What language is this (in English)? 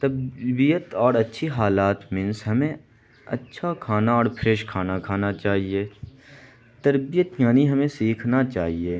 Urdu